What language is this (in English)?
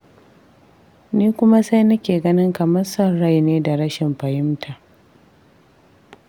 Hausa